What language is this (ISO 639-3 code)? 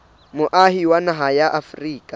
sot